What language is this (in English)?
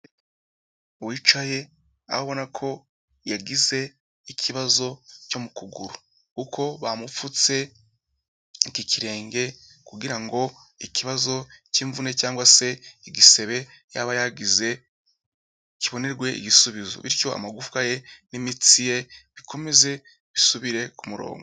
Kinyarwanda